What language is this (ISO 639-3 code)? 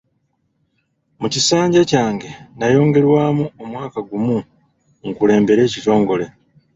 lug